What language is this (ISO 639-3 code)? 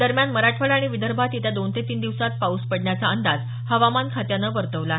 mar